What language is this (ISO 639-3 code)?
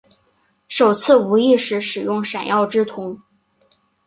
zho